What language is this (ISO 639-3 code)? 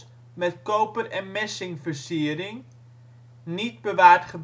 nld